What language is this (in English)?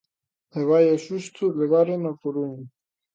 Galician